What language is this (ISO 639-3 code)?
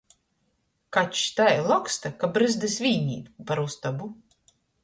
ltg